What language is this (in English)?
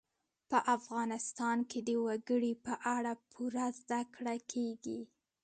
Pashto